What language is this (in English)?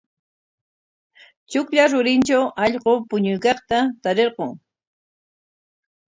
Corongo Ancash Quechua